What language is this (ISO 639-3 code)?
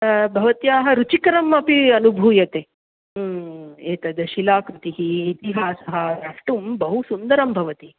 san